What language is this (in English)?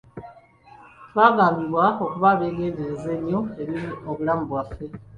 Ganda